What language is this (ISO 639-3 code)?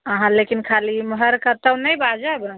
mai